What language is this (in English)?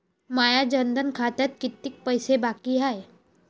Marathi